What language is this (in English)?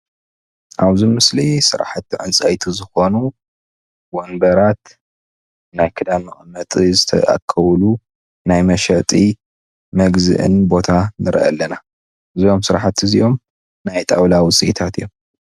Tigrinya